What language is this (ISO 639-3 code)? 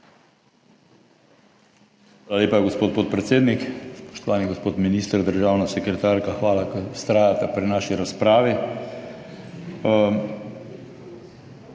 slv